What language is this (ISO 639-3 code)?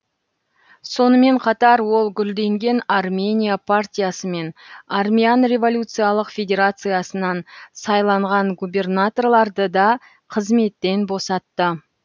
kaz